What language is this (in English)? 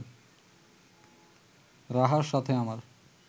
Bangla